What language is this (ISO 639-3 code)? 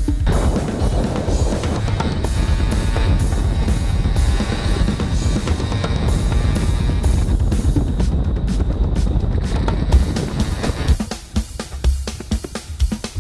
nld